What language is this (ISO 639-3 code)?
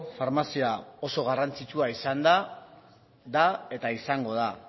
eus